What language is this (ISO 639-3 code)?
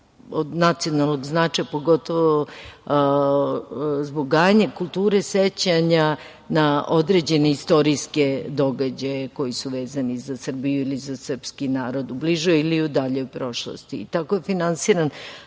srp